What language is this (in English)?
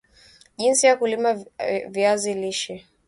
Swahili